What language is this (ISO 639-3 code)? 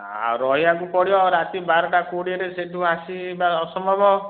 ori